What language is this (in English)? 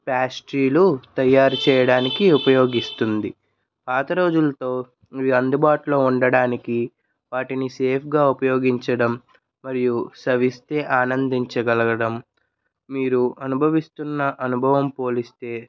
Telugu